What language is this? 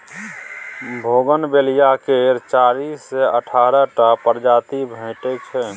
Maithili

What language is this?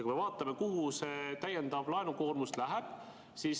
Estonian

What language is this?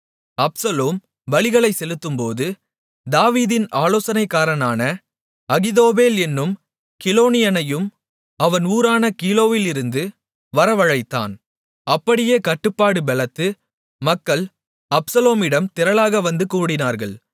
Tamil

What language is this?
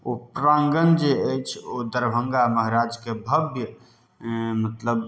Maithili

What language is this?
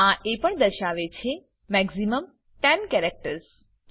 Gujarati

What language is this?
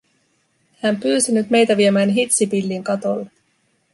Finnish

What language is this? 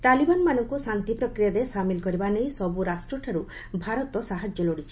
Odia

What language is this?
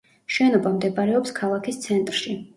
Georgian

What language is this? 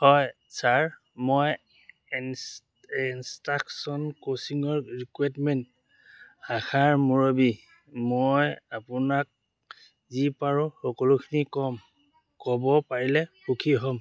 Assamese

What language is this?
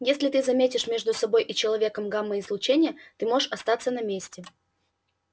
Russian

